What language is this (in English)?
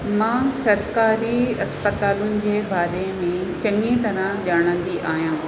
Sindhi